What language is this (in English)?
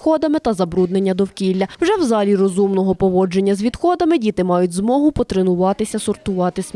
Ukrainian